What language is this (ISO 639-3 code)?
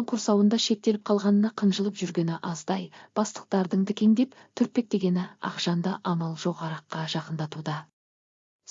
tur